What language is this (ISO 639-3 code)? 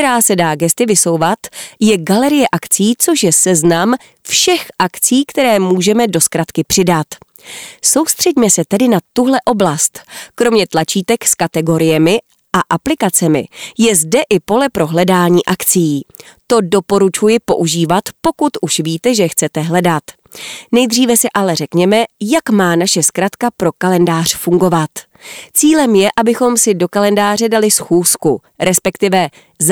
ces